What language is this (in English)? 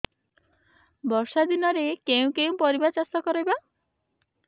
Odia